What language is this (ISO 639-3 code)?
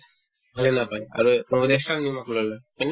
asm